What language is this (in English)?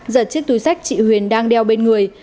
Vietnamese